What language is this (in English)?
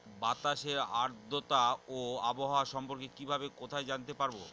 Bangla